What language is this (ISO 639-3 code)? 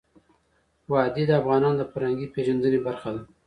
pus